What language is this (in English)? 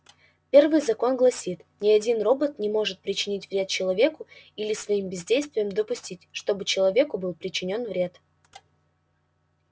Russian